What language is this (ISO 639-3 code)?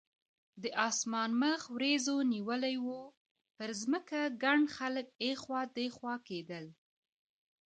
pus